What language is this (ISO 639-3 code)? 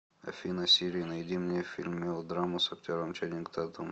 rus